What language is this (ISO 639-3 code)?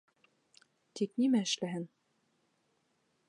bak